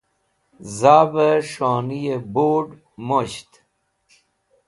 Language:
Wakhi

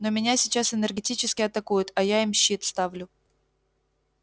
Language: Russian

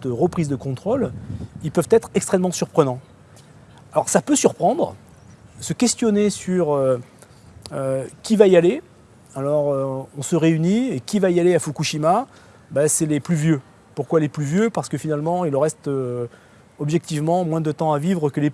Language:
French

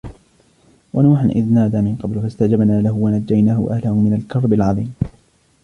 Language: Arabic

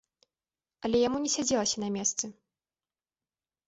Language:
Belarusian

